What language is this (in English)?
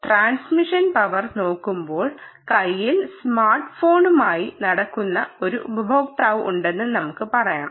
Malayalam